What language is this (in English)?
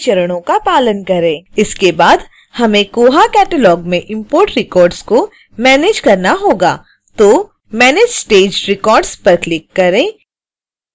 Hindi